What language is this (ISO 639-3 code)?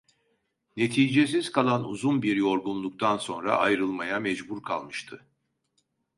tur